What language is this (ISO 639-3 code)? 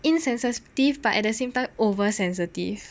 eng